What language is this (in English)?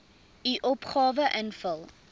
Afrikaans